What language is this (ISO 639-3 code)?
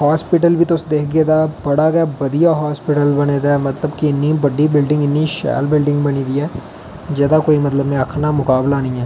doi